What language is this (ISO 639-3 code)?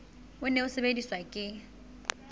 sot